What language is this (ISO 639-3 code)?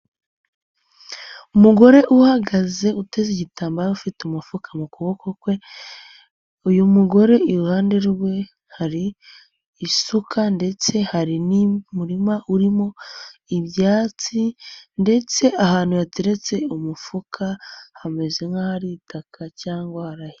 kin